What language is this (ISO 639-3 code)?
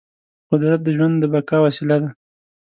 pus